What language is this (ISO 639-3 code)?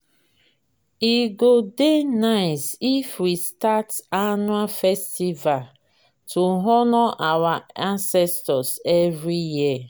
pcm